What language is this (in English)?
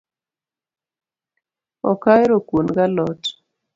Luo (Kenya and Tanzania)